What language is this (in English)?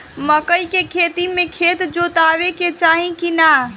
Bhojpuri